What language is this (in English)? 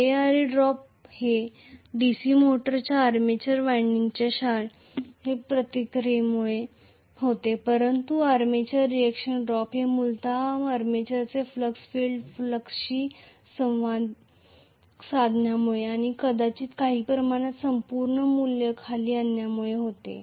Marathi